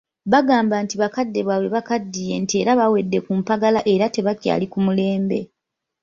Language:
Ganda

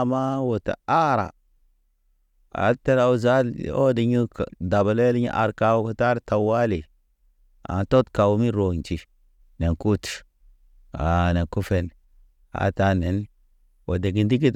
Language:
Naba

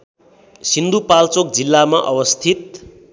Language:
Nepali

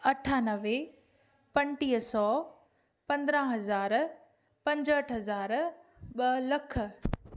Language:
Sindhi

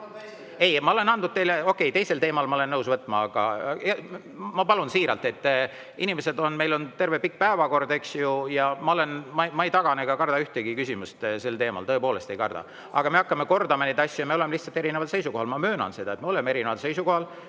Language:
Estonian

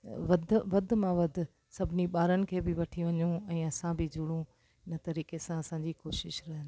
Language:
Sindhi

